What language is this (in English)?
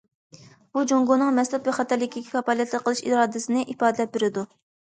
Uyghur